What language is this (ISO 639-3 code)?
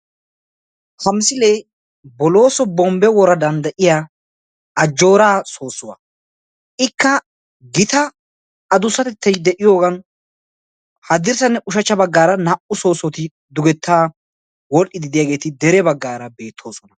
wal